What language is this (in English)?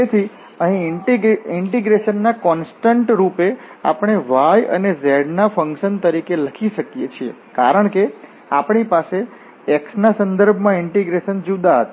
Gujarati